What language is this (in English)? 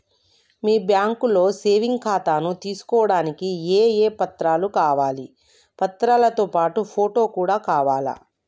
Telugu